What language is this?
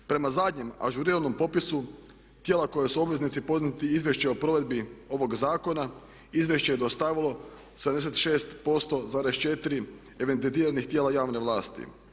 Croatian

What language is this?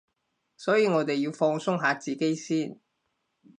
Cantonese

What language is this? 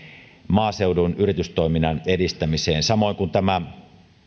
Finnish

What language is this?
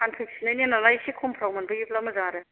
Bodo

